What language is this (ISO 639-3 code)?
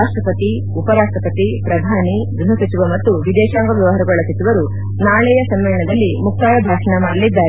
kan